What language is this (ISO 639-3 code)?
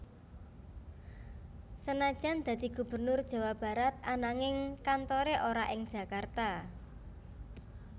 jav